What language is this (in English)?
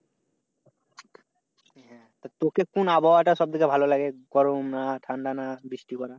Bangla